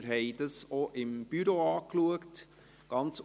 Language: Swiss German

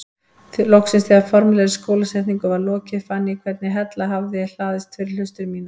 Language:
Icelandic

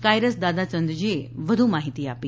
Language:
Gujarati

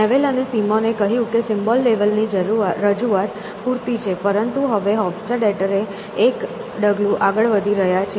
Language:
Gujarati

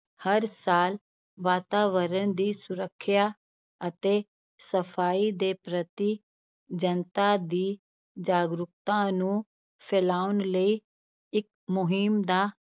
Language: Punjabi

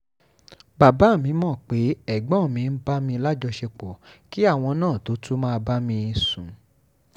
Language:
Yoruba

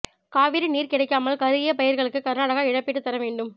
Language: Tamil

